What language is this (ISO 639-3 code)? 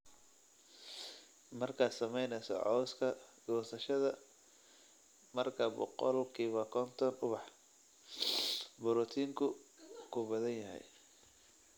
som